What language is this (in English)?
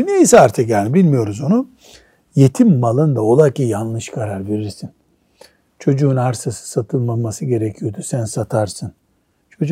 Turkish